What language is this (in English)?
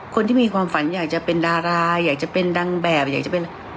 Thai